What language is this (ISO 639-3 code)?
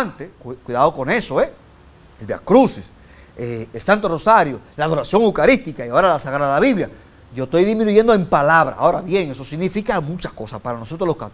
spa